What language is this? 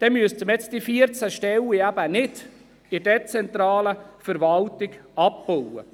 Swiss German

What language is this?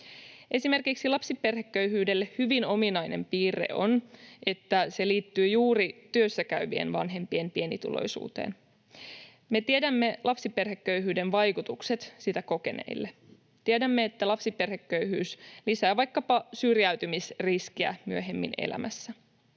Finnish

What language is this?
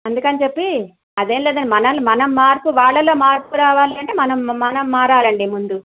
Telugu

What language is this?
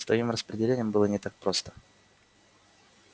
Russian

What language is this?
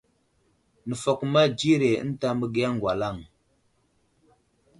Wuzlam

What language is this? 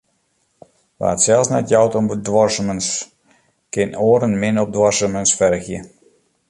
Western Frisian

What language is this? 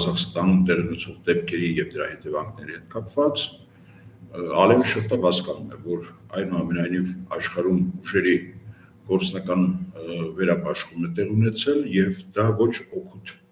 Romanian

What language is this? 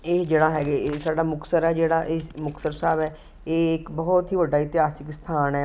Punjabi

